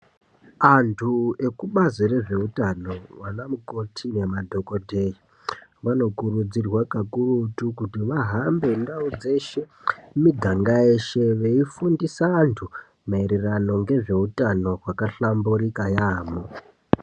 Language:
Ndau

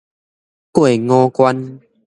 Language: Min Nan Chinese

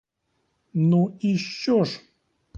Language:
Ukrainian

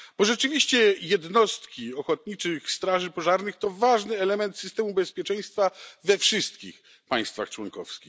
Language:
Polish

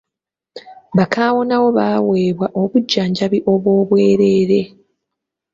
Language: Ganda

